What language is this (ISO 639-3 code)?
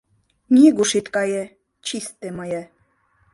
chm